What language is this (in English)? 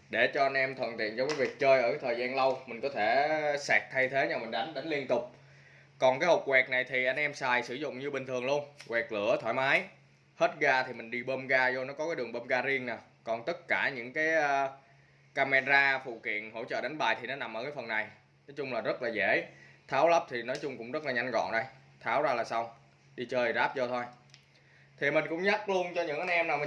Vietnamese